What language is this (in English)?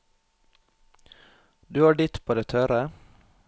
Norwegian